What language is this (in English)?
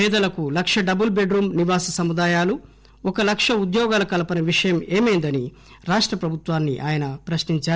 Telugu